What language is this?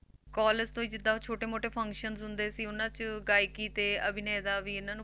Punjabi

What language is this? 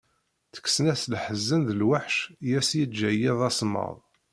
Kabyle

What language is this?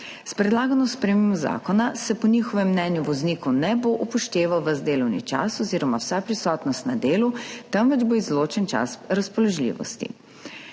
Slovenian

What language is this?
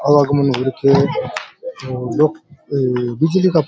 Rajasthani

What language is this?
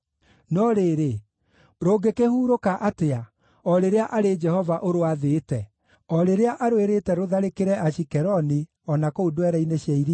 Kikuyu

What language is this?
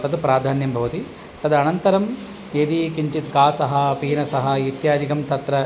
Sanskrit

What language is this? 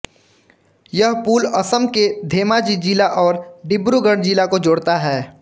Hindi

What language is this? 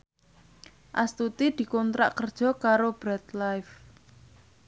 Javanese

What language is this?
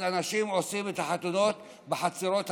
Hebrew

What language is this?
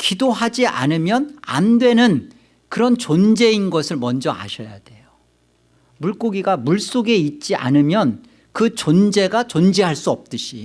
Korean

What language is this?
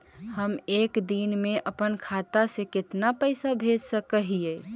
Magahi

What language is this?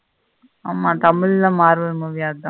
Tamil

